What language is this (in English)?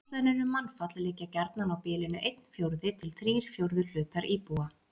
Icelandic